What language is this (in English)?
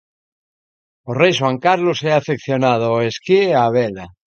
Galician